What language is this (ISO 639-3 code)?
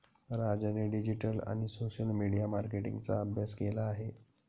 mar